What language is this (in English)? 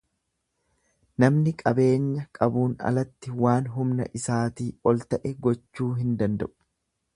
Oromo